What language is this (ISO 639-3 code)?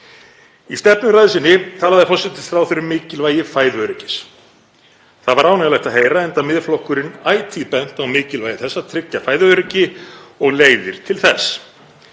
isl